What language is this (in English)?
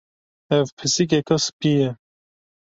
Kurdish